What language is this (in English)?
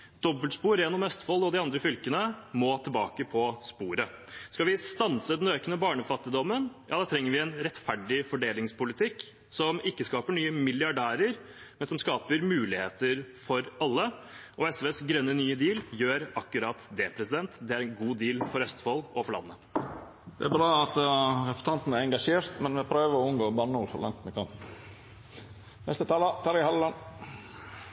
Norwegian